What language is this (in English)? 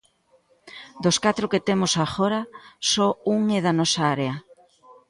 Galician